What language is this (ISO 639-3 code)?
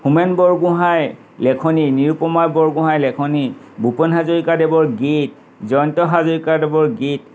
asm